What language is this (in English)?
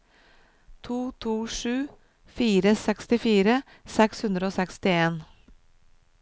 Norwegian